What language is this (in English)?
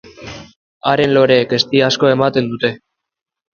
Basque